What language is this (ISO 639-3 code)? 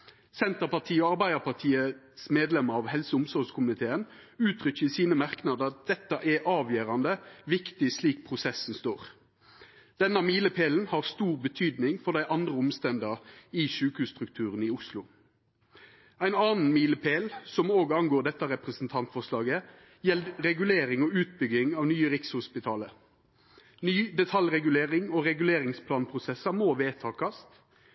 nno